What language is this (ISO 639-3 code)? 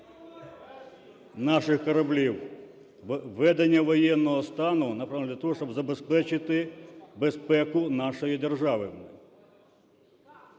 ukr